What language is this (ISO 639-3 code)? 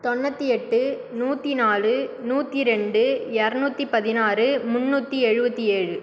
tam